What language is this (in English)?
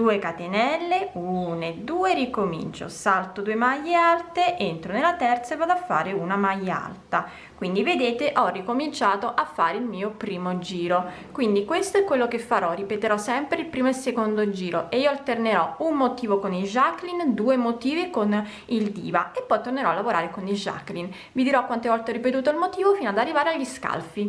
Italian